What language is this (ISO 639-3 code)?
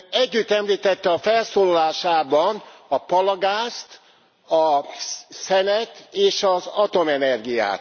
hun